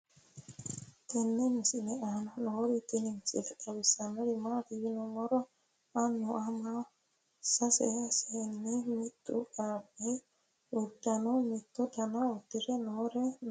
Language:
Sidamo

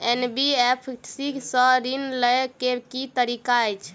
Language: Maithili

